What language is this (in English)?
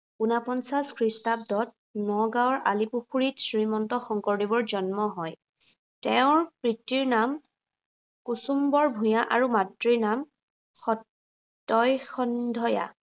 Assamese